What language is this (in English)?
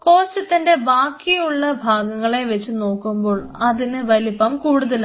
Malayalam